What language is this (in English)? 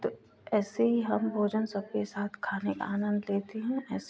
Hindi